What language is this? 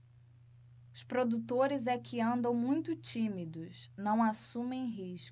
Portuguese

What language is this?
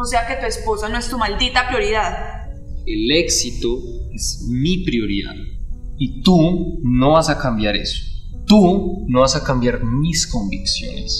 Spanish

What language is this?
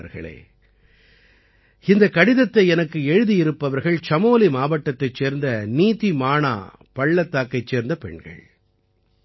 Tamil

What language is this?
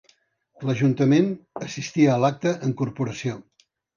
Catalan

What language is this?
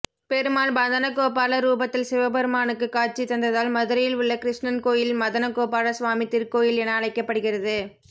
Tamil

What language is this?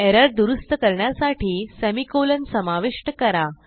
Marathi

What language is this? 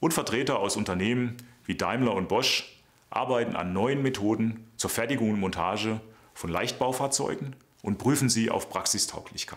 German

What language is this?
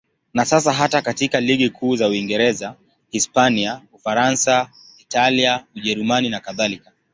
Swahili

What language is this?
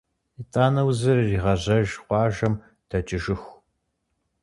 Kabardian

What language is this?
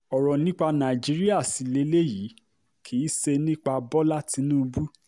Yoruba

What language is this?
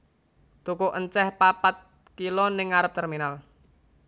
Javanese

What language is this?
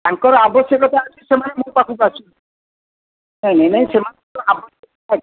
Odia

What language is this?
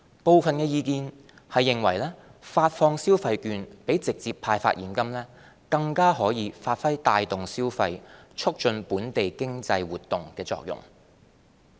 Cantonese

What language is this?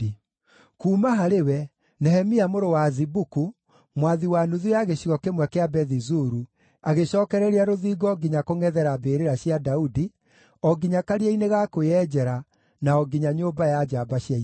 Kikuyu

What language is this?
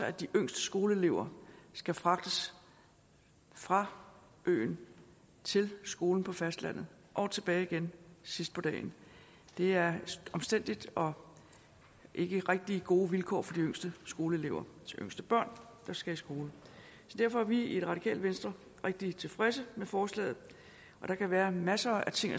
Danish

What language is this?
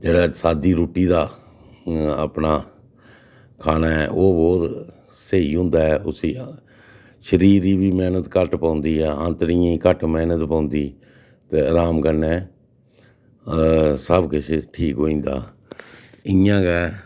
Dogri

